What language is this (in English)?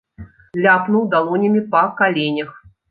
Belarusian